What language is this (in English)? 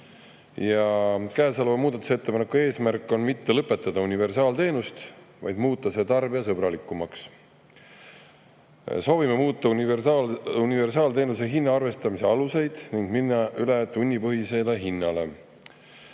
Estonian